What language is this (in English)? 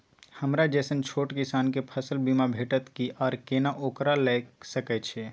Maithili